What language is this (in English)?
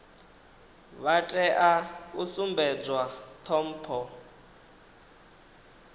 Venda